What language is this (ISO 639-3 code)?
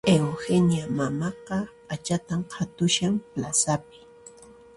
qxp